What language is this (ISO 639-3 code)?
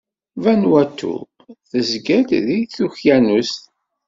kab